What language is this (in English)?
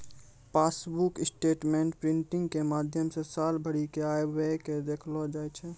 Maithili